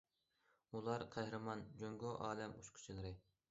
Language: Uyghur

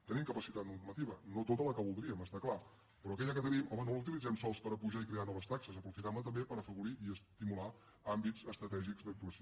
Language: Catalan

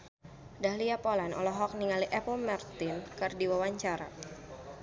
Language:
Sundanese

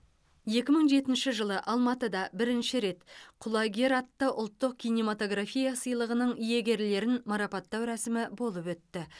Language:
Kazakh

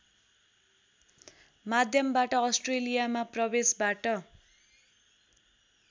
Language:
Nepali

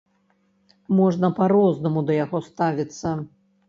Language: Belarusian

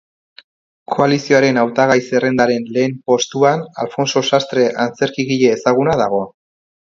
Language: Basque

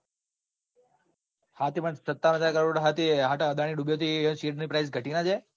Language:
Gujarati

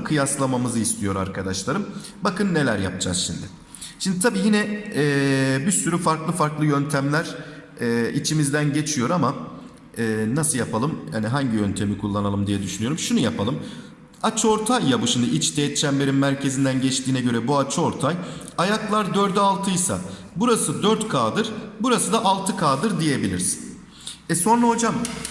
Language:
Turkish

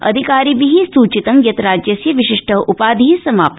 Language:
Sanskrit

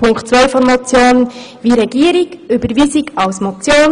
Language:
Swiss German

